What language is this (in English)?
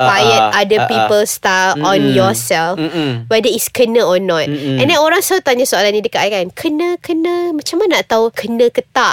Malay